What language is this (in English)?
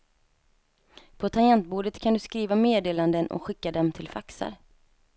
Swedish